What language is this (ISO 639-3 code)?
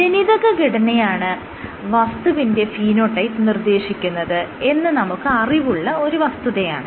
mal